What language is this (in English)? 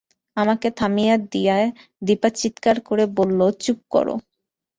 Bangla